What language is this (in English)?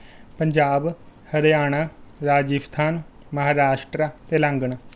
Punjabi